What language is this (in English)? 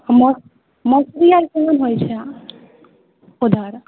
Maithili